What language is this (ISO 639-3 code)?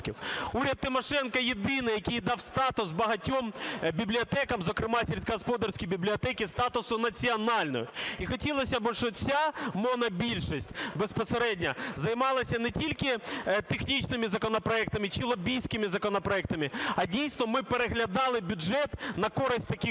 ukr